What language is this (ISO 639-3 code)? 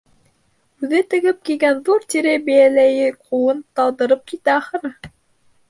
bak